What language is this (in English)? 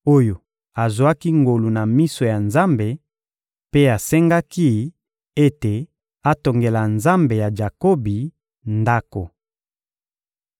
Lingala